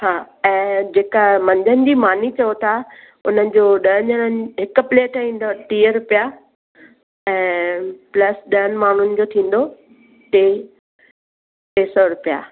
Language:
Sindhi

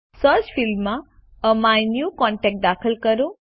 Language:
Gujarati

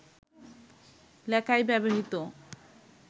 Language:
Bangla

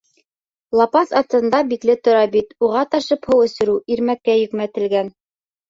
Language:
Bashkir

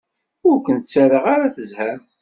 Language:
Kabyle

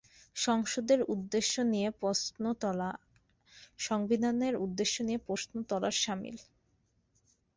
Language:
Bangla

